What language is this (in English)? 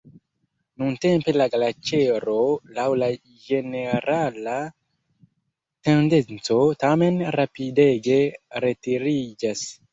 Esperanto